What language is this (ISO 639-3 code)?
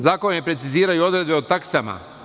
srp